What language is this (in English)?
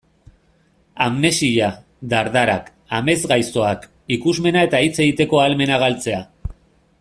Basque